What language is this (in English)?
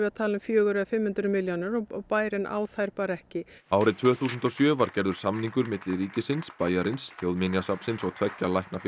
Icelandic